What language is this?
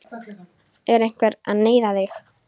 Icelandic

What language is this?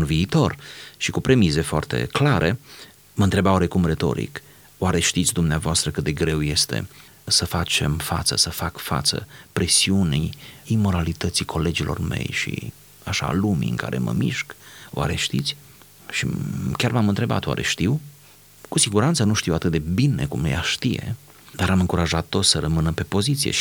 Romanian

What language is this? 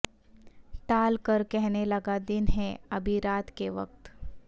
Urdu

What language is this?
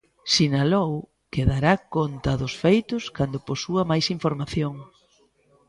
Galician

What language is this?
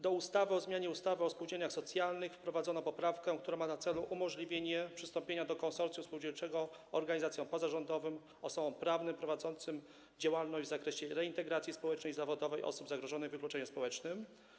Polish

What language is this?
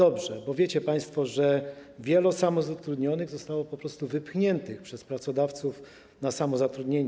Polish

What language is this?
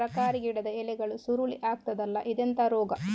Kannada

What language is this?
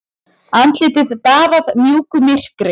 Icelandic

